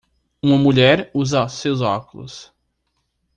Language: Portuguese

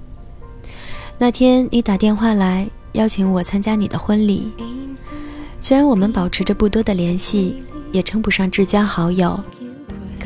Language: Chinese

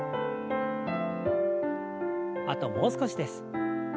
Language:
Japanese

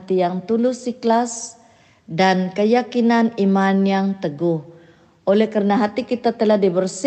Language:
Malay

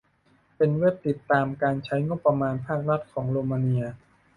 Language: Thai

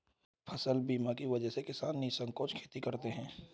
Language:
Hindi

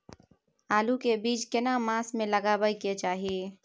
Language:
Maithili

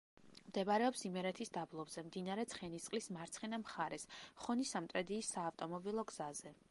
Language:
Georgian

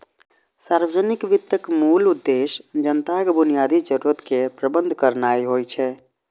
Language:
Maithili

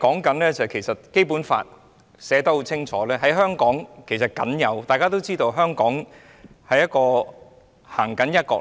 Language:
Cantonese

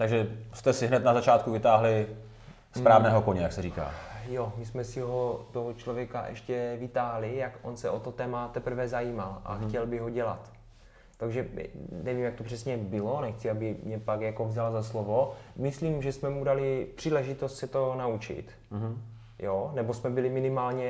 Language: Czech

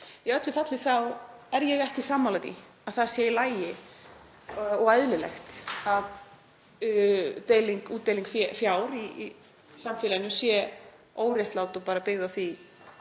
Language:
Icelandic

